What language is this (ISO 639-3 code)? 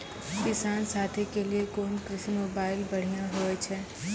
mai